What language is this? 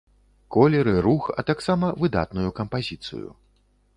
Belarusian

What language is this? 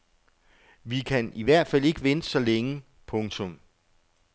Danish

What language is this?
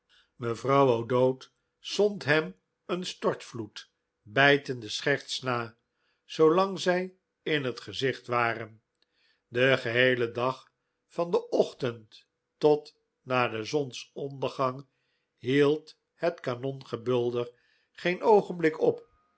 Dutch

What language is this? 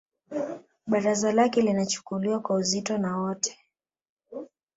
Swahili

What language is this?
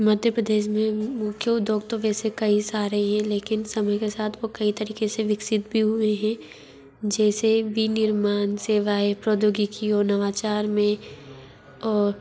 Hindi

